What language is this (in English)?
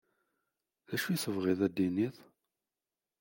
Kabyle